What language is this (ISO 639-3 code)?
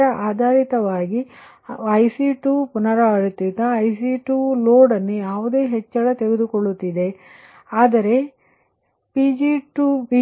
kan